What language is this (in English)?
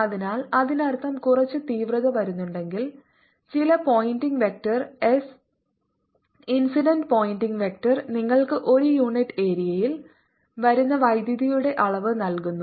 Malayalam